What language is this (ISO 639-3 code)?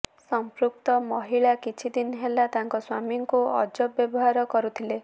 ori